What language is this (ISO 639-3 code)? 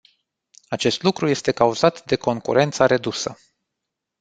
ron